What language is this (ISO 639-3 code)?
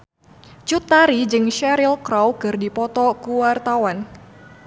sun